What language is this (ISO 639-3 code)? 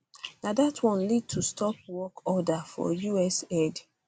pcm